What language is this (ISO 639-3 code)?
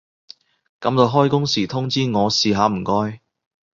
yue